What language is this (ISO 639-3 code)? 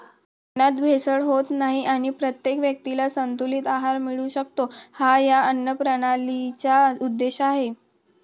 mar